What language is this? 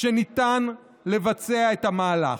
Hebrew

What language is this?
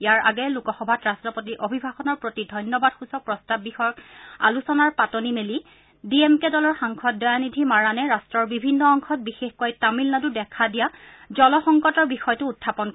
Assamese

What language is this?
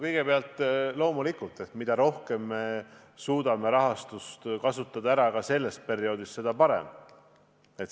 Estonian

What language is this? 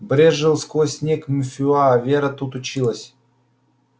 Russian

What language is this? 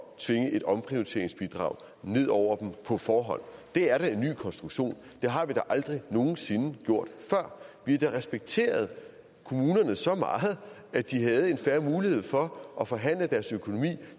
Danish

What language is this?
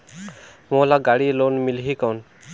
Chhattisgarhi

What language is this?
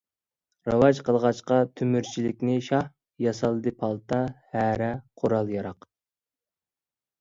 Uyghur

